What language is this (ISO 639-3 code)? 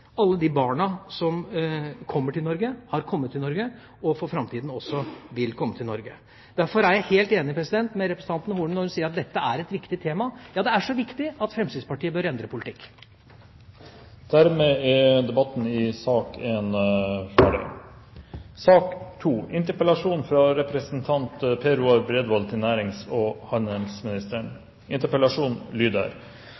nor